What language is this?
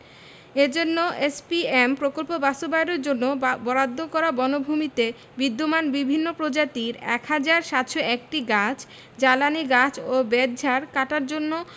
Bangla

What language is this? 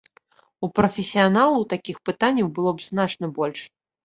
Belarusian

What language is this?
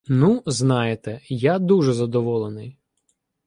Ukrainian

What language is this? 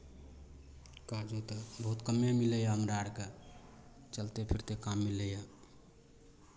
Maithili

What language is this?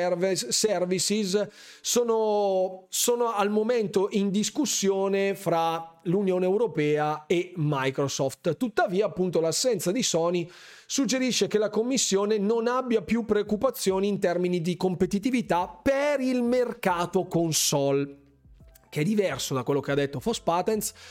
Italian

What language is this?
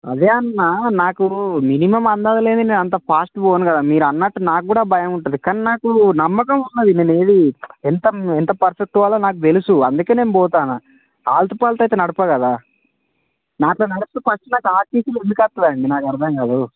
Telugu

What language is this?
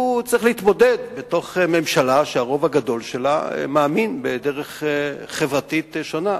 Hebrew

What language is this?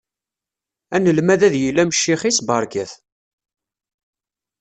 Kabyle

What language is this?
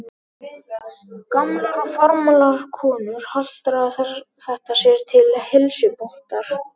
Icelandic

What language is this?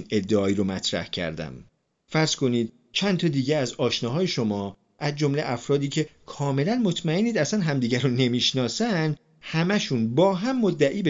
Persian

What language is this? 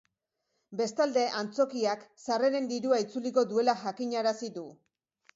Basque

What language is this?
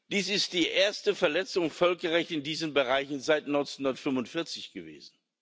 German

